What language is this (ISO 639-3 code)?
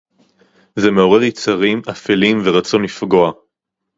heb